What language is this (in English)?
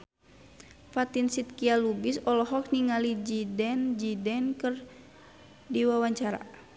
Sundanese